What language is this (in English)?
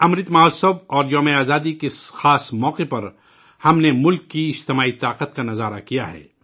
Urdu